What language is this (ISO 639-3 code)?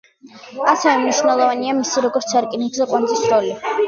kat